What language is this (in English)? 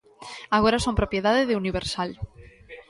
Galician